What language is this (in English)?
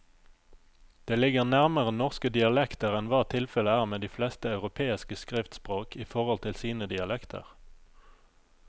Norwegian